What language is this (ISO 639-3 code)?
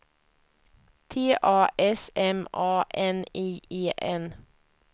swe